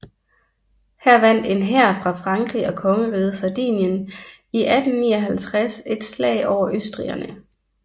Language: Danish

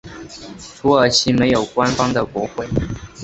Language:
Chinese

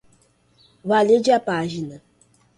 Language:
Portuguese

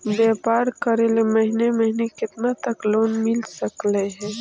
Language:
Magahi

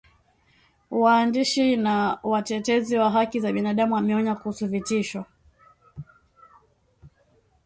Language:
Swahili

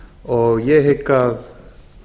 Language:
Icelandic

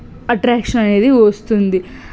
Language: Telugu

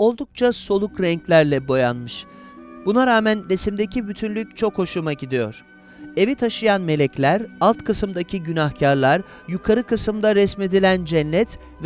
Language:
Turkish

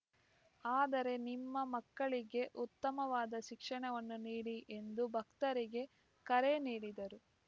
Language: Kannada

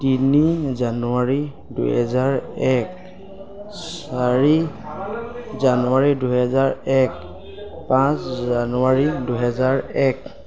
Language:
Assamese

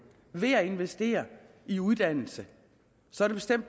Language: Danish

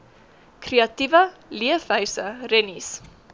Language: Afrikaans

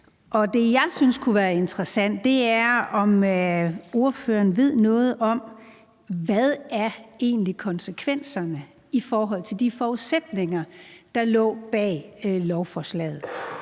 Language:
Danish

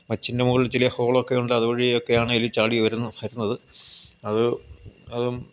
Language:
Malayalam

